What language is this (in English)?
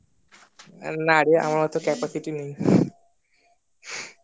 Bangla